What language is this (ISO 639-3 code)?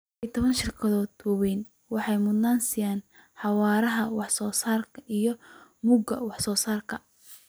som